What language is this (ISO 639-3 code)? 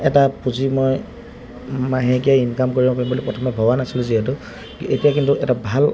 asm